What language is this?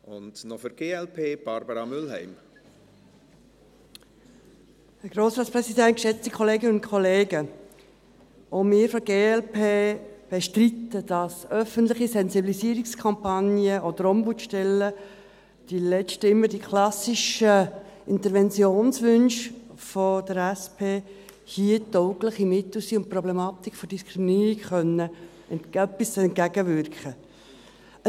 Swiss German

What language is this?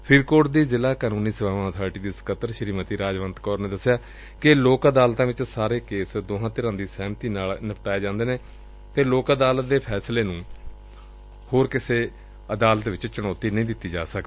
Punjabi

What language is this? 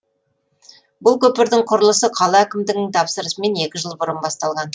Kazakh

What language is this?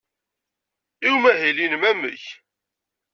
Kabyle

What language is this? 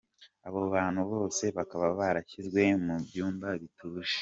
Kinyarwanda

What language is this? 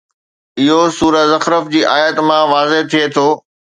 Sindhi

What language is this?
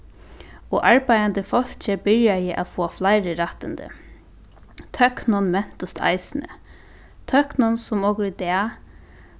Faroese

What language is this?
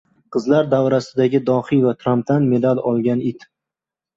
Uzbek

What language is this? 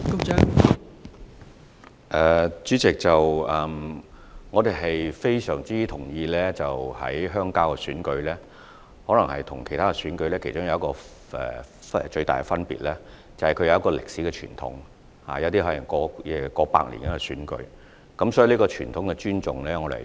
Cantonese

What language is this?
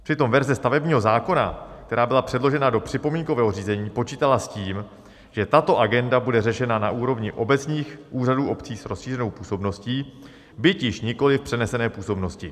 Czech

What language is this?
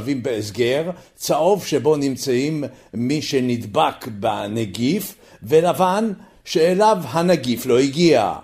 Hebrew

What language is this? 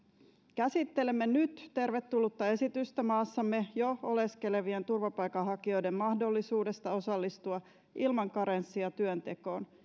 Finnish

